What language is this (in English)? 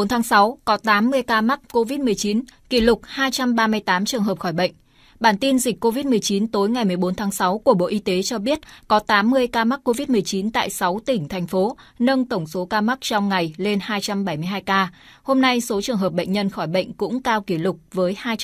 Vietnamese